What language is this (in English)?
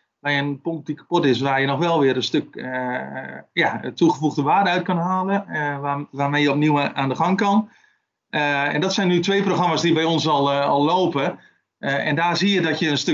Dutch